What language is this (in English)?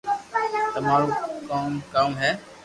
Loarki